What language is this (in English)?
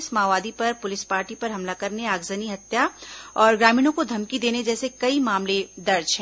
Hindi